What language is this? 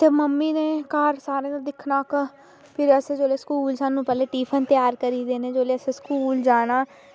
Dogri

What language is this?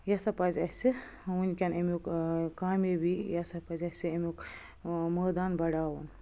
Kashmiri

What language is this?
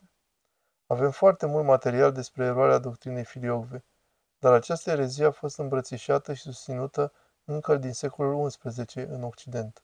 Romanian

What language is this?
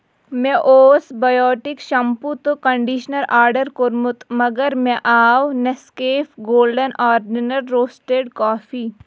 Kashmiri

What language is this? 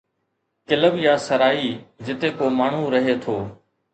Sindhi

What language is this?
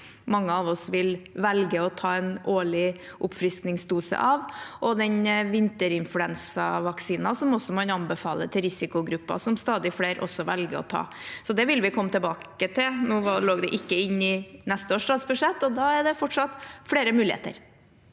Norwegian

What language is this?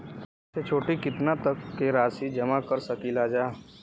Bhojpuri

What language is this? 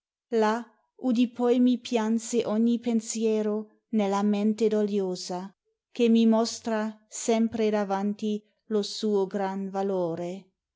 Italian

